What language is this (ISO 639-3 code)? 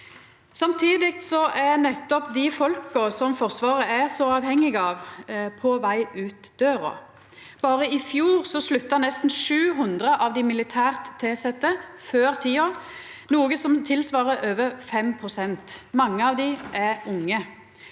nor